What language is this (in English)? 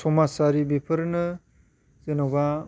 Bodo